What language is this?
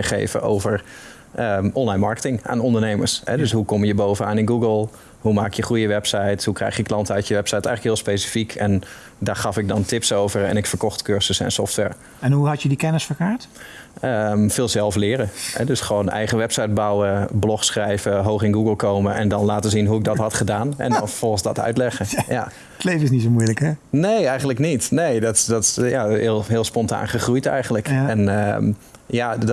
Dutch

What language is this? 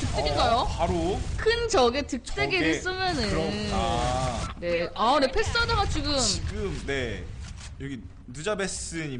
Korean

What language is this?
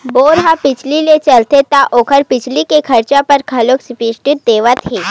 Chhattisgarhi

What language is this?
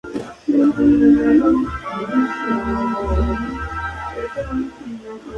Spanish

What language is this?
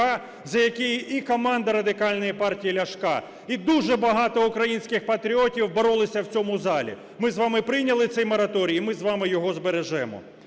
Ukrainian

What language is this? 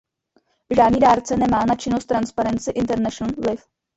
Czech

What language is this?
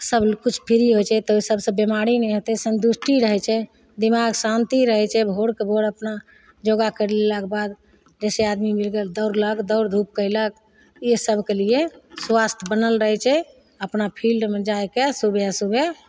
Maithili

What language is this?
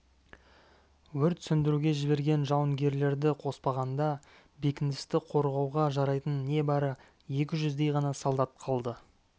Kazakh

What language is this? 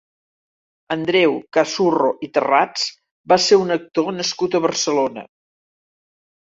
Catalan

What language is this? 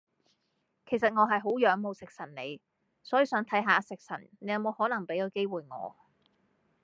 Cantonese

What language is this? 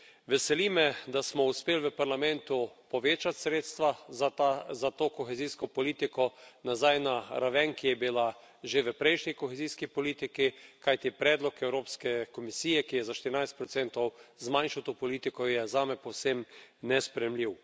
Slovenian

